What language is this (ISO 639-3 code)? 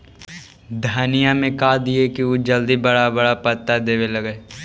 mag